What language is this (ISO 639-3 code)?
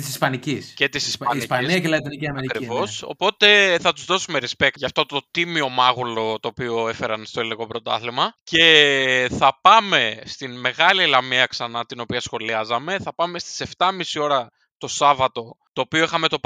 ell